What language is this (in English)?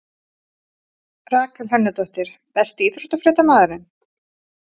Icelandic